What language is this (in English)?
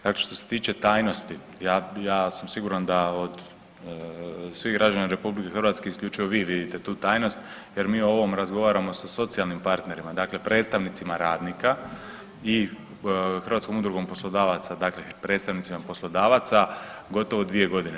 Croatian